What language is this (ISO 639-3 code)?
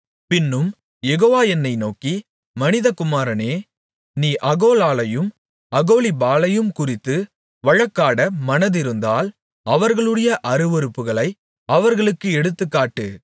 tam